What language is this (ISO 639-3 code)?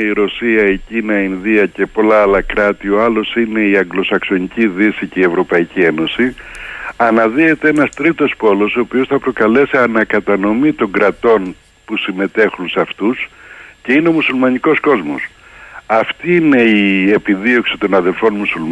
ell